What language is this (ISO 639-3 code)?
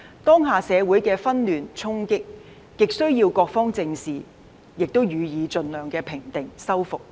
yue